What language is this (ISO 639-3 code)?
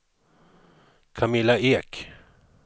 swe